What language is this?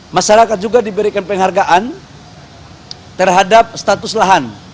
Indonesian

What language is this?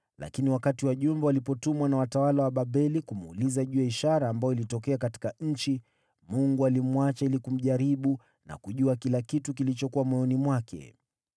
Swahili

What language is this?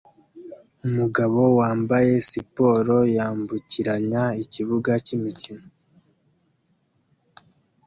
Kinyarwanda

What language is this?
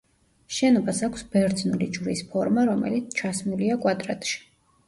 Georgian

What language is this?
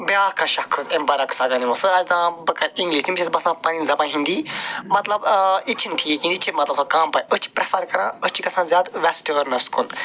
Kashmiri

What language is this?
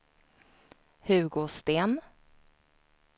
Swedish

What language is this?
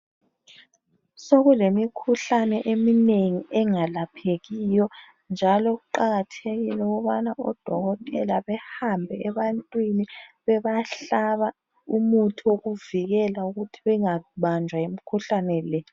North Ndebele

